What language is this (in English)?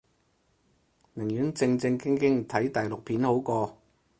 Cantonese